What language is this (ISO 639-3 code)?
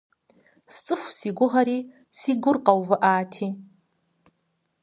kbd